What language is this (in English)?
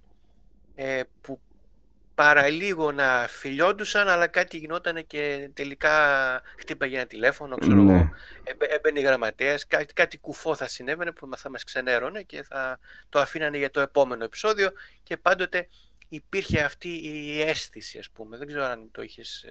Greek